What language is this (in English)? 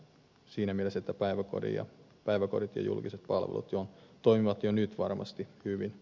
Finnish